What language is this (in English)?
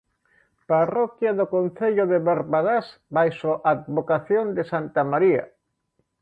Galician